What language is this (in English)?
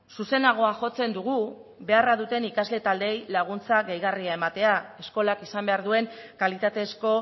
Basque